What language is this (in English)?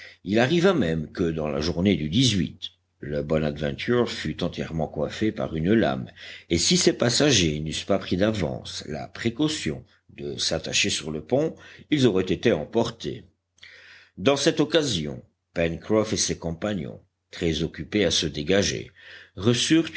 French